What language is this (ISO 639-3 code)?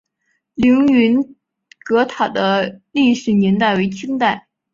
zho